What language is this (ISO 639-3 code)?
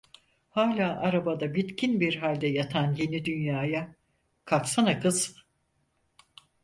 tur